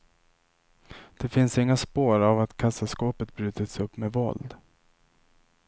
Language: Swedish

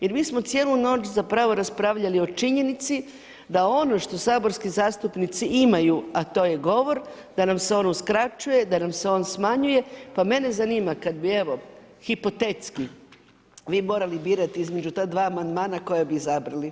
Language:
Croatian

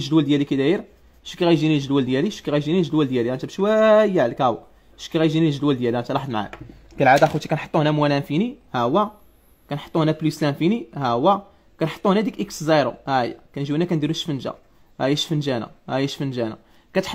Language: Arabic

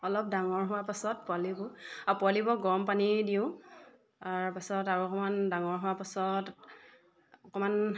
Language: Assamese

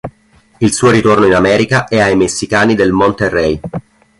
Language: Italian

